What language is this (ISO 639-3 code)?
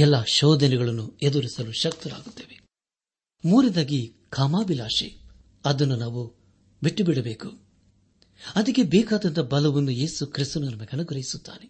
kan